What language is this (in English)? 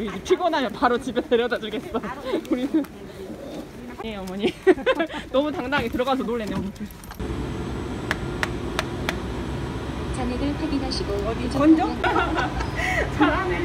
Korean